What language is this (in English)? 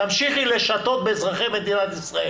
Hebrew